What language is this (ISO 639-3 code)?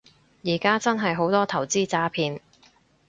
yue